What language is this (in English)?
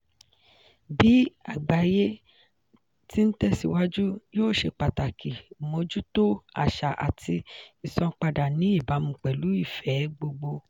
Yoruba